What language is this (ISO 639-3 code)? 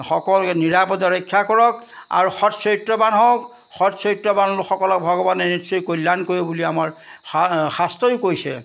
asm